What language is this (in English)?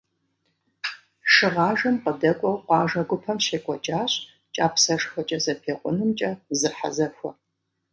Kabardian